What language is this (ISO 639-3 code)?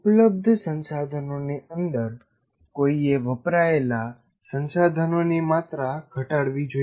guj